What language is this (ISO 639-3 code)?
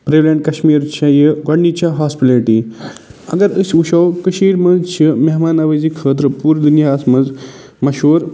kas